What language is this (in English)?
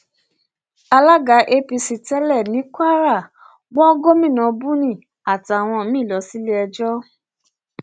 Yoruba